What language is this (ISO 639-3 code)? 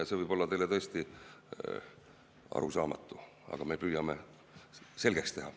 est